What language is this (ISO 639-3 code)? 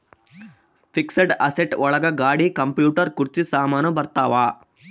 kan